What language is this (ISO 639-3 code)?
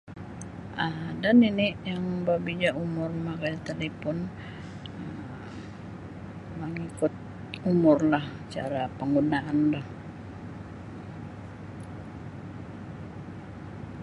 bsy